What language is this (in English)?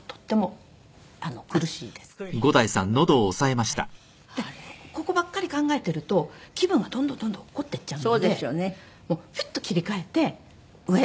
Japanese